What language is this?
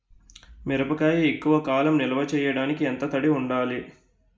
Telugu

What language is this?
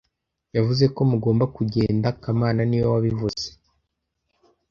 Kinyarwanda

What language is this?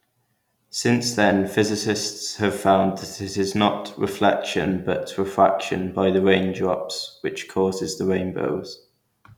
English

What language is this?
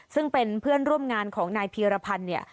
Thai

